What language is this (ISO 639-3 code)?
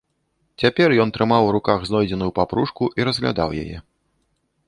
bel